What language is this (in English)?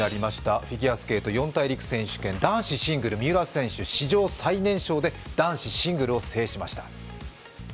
Japanese